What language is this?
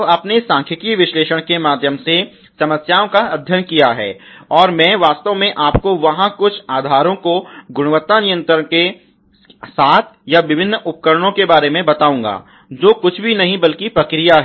Hindi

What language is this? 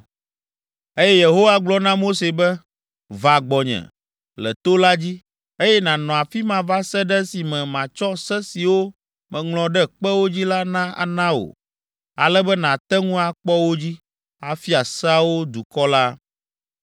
Ewe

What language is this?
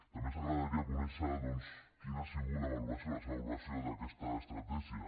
Catalan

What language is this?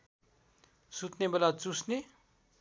Nepali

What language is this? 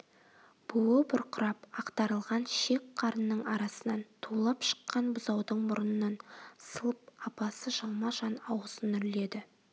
Kazakh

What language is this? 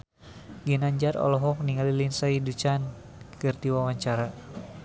Sundanese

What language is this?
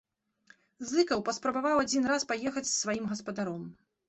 Belarusian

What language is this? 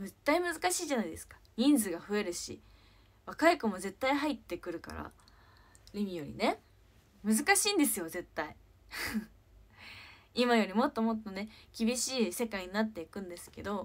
Japanese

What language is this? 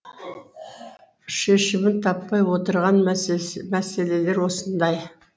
Kazakh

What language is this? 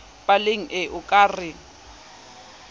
Southern Sotho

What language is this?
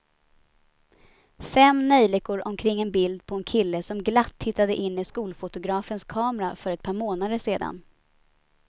Swedish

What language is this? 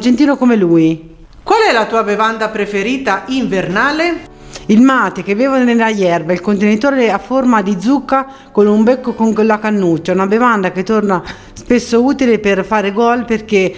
Italian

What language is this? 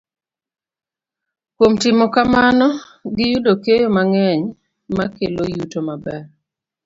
Luo (Kenya and Tanzania)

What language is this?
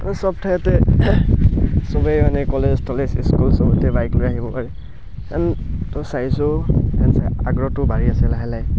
Assamese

